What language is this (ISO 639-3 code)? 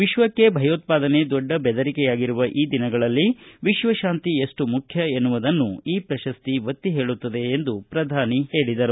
kan